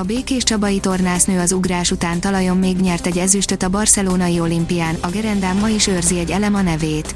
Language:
Hungarian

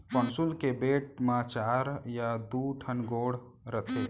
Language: Chhattisgarhi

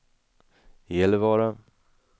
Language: Swedish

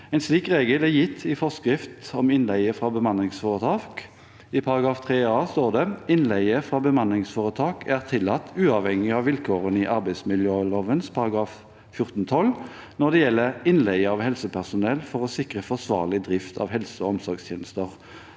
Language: Norwegian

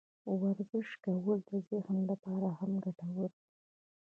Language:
Pashto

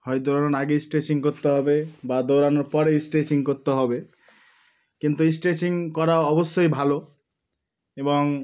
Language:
Bangla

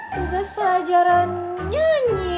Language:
Indonesian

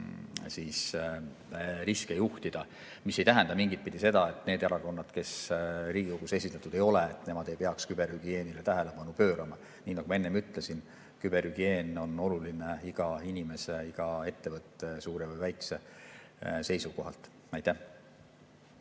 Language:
Estonian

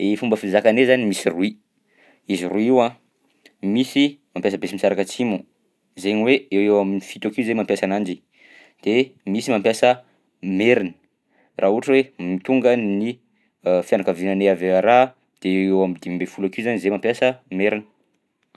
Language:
Southern Betsimisaraka Malagasy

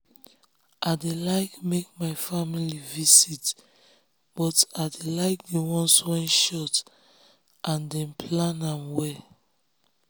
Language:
Nigerian Pidgin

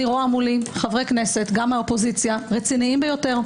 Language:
Hebrew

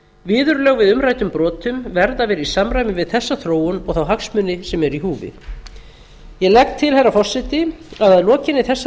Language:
Icelandic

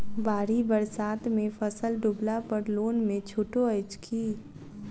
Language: Maithili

